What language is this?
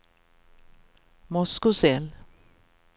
Swedish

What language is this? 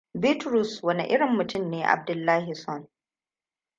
Hausa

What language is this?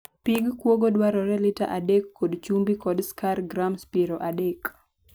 Luo (Kenya and Tanzania)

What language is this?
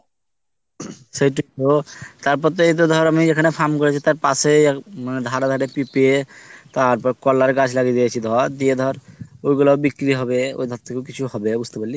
Bangla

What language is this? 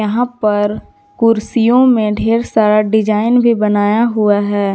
Hindi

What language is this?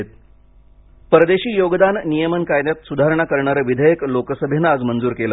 Marathi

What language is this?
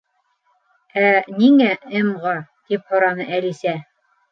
Bashkir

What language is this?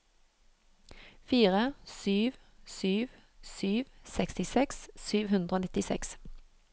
Norwegian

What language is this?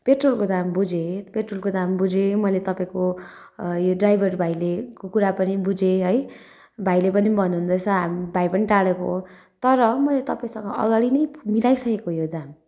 Nepali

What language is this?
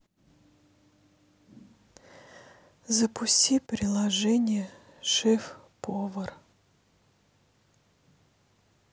Russian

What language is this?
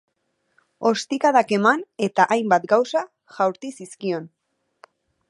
Basque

